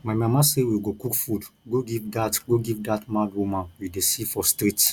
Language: Nigerian Pidgin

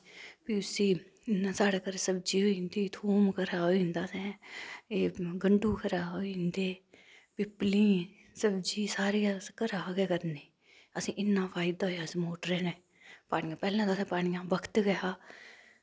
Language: Dogri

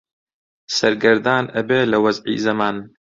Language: Central Kurdish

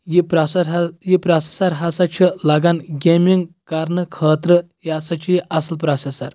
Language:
Kashmiri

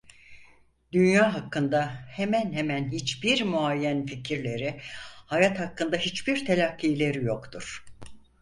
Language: Turkish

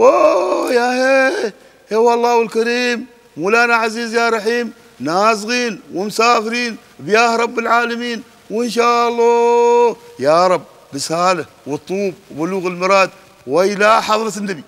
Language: Arabic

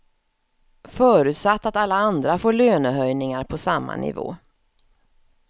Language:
Swedish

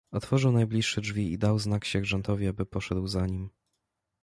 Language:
Polish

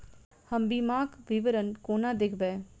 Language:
Maithili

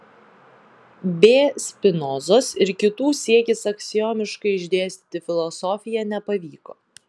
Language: Lithuanian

